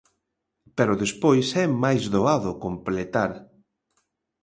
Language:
Galician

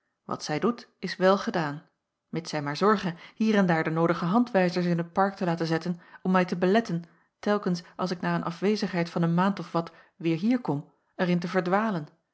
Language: Dutch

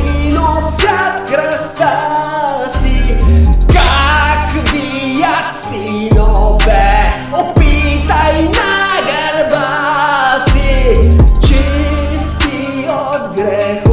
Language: Bulgarian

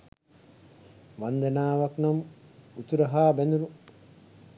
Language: Sinhala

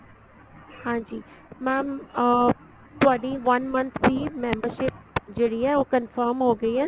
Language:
Punjabi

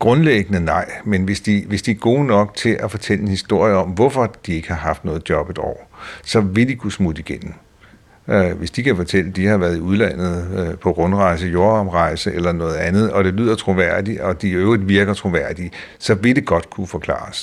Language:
Danish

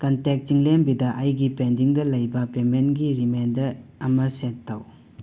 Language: Manipuri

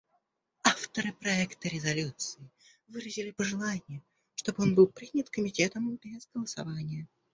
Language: Russian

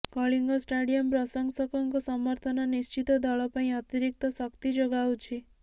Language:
Odia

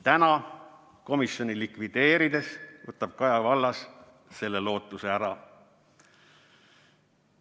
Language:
Estonian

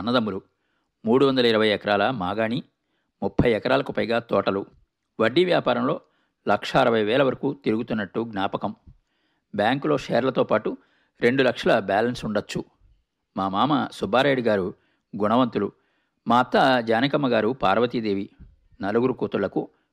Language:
Telugu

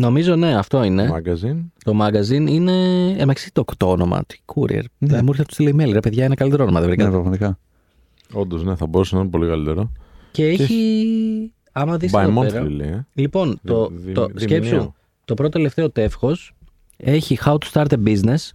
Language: Greek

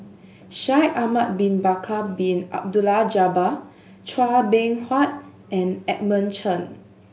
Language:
English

